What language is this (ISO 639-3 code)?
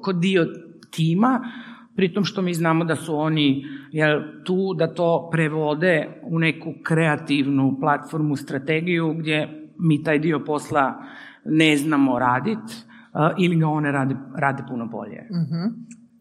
hrv